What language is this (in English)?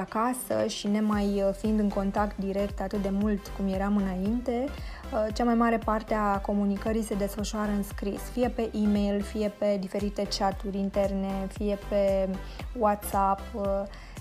Romanian